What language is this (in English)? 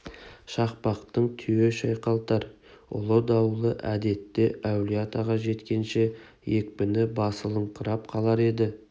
Kazakh